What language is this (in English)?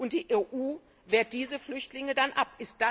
German